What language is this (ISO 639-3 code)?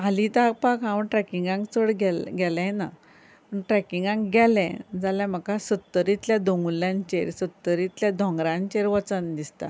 kok